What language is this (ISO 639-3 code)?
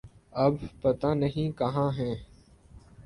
urd